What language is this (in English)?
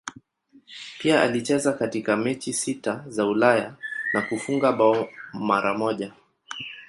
Swahili